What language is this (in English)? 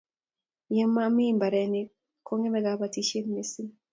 Kalenjin